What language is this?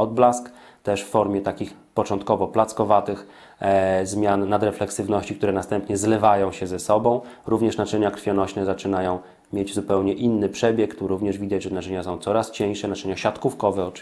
Polish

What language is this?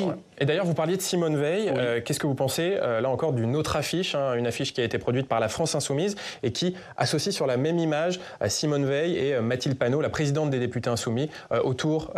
French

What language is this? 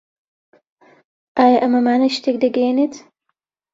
Central Kurdish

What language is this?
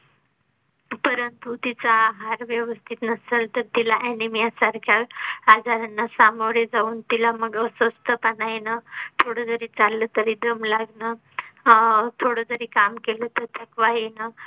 Marathi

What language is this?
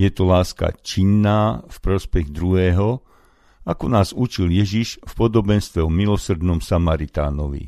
Slovak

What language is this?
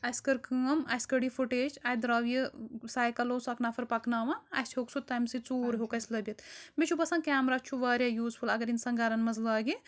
Kashmiri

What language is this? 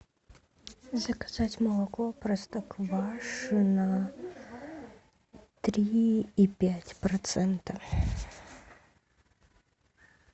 Russian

